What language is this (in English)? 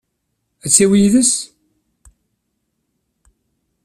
Kabyle